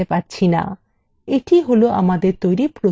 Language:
Bangla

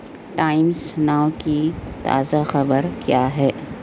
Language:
Urdu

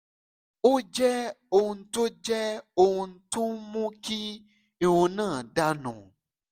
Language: Yoruba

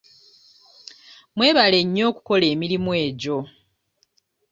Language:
Ganda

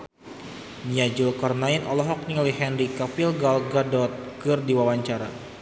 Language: Sundanese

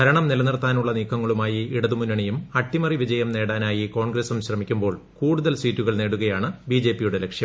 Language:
Malayalam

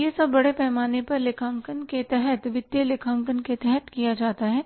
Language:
Hindi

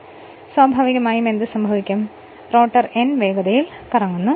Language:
Malayalam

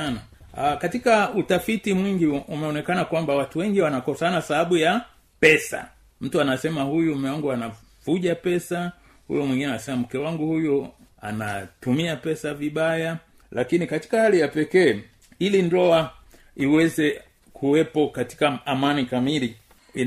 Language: Swahili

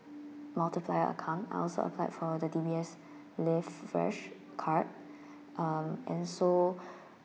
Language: English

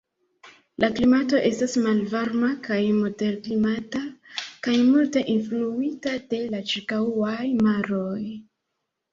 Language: Esperanto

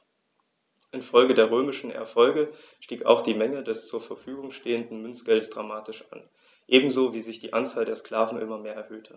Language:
German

